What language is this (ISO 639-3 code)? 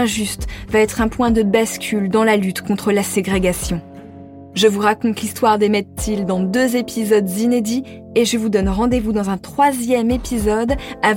fra